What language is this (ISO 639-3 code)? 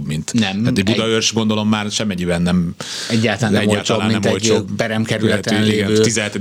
hun